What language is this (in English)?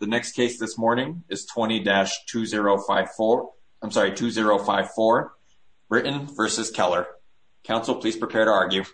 English